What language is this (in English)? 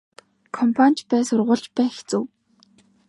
Mongolian